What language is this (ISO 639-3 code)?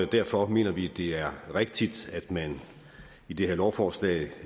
dan